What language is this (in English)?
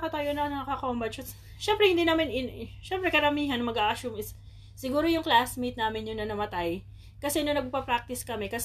Filipino